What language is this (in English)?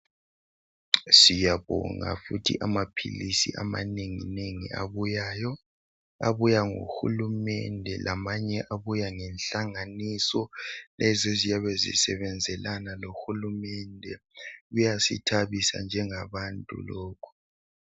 North Ndebele